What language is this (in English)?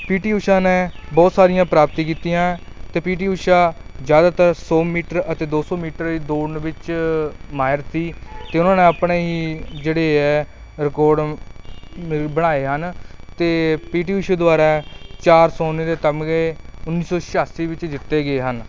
Punjabi